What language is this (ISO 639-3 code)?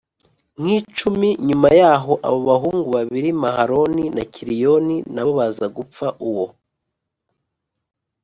kin